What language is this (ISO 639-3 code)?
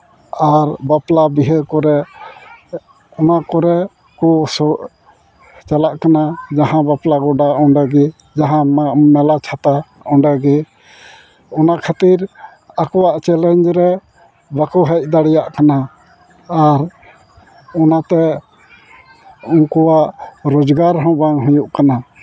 sat